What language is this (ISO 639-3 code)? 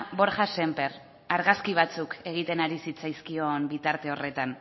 eus